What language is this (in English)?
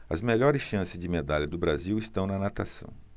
Portuguese